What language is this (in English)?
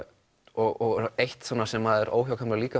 Icelandic